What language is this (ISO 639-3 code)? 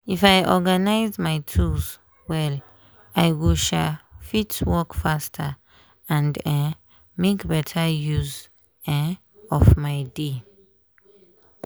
pcm